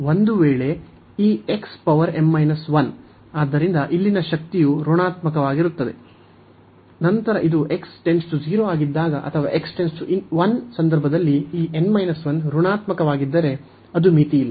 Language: Kannada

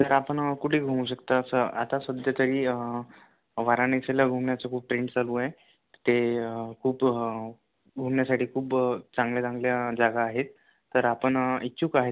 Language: Marathi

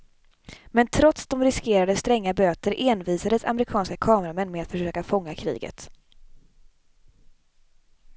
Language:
Swedish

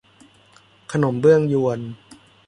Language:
Thai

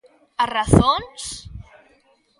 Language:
Galician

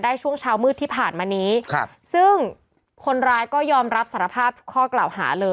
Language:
Thai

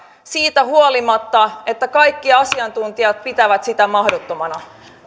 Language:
Finnish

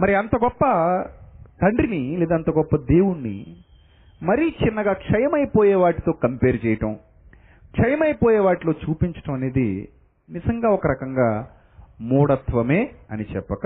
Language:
Telugu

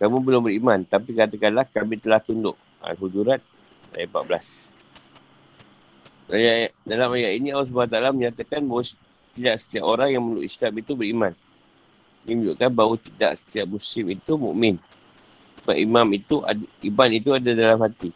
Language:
Malay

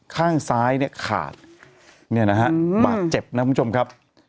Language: Thai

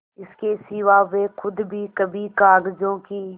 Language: Hindi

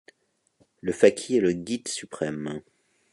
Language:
French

